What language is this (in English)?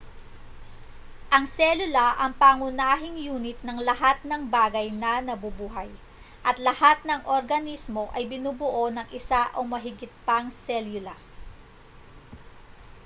Filipino